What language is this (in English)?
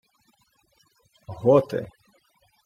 Ukrainian